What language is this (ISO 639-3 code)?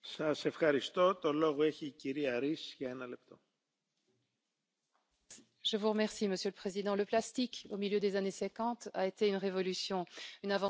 fra